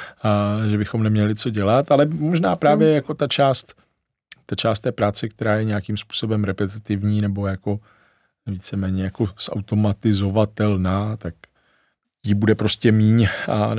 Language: Czech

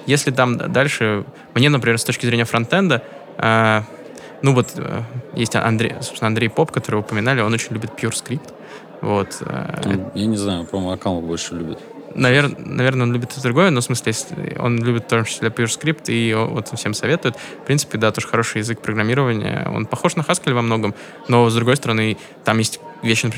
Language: Russian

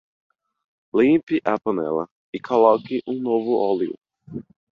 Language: Portuguese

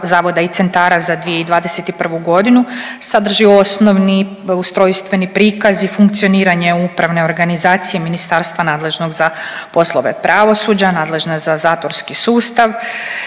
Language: Croatian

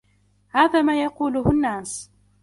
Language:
Arabic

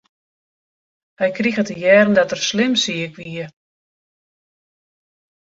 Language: Western Frisian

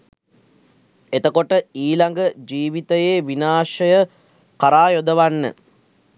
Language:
Sinhala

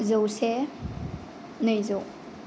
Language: Bodo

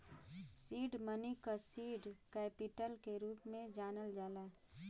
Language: Bhojpuri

